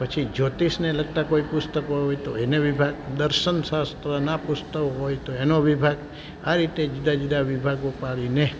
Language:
Gujarati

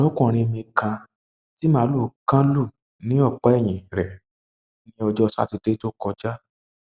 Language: Yoruba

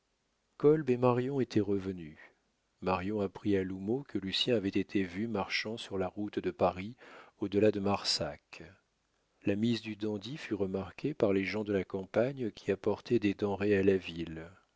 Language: French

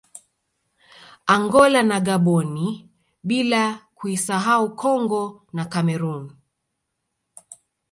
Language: Swahili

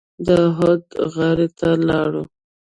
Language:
Pashto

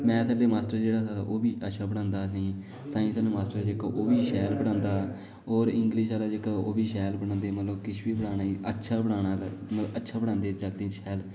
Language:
Dogri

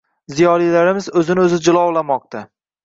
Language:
Uzbek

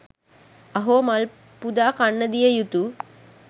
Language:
Sinhala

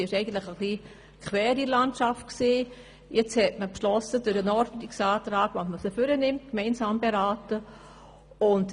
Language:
Swiss German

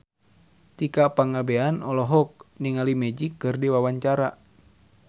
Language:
Sundanese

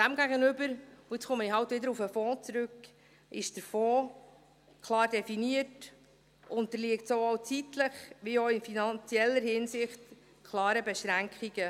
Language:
Swiss German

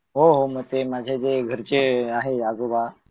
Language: Marathi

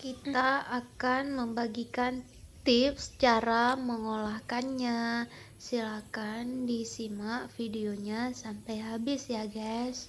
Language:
Indonesian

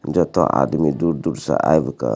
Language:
Maithili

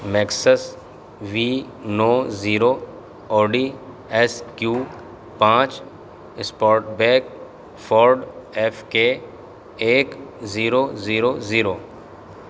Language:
Urdu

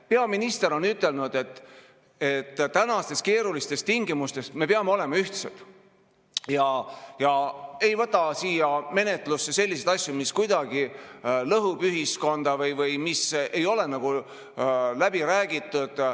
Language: Estonian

